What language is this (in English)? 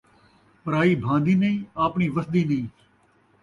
Saraiki